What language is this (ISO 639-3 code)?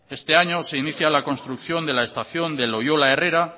spa